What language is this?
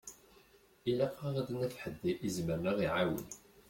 Kabyle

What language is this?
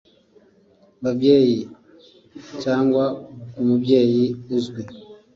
Kinyarwanda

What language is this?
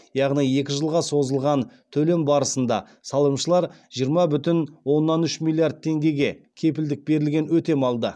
Kazakh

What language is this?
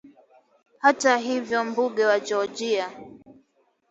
Swahili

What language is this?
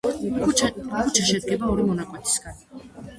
Georgian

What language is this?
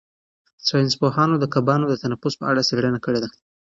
Pashto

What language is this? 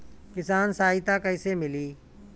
Bhojpuri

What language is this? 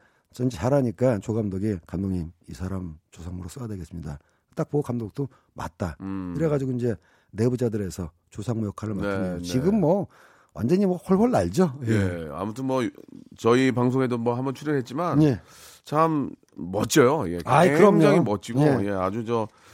Korean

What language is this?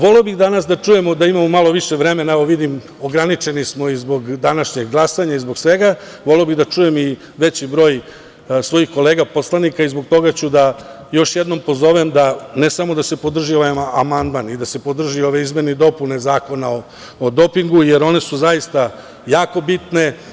Serbian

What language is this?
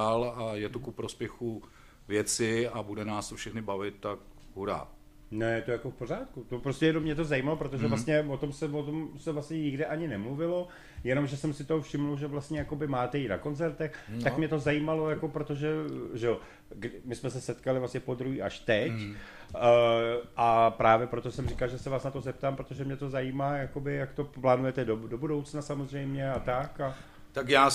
Czech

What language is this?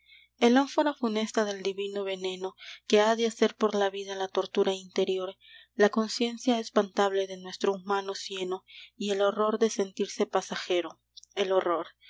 Spanish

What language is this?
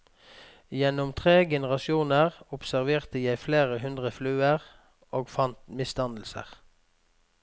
Norwegian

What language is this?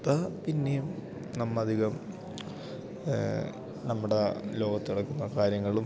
Malayalam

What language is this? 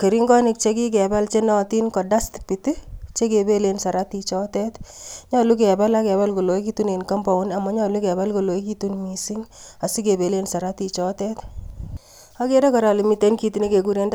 Kalenjin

